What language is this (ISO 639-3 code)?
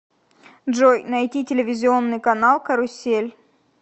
rus